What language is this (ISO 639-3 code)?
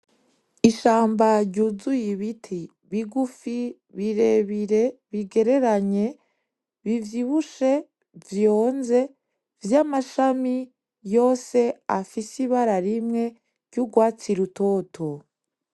run